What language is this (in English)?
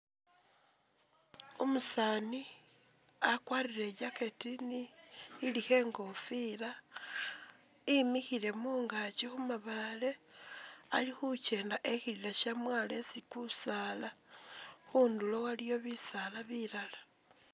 Masaaba